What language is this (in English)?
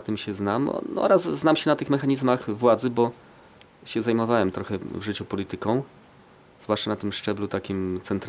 Polish